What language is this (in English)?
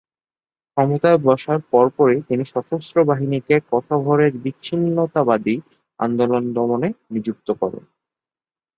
Bangla